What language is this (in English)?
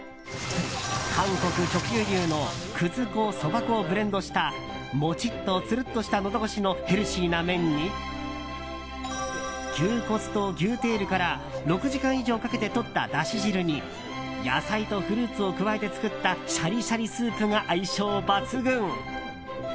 Japanese